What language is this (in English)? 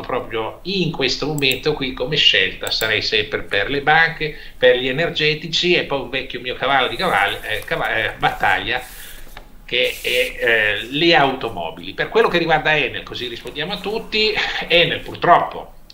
Italian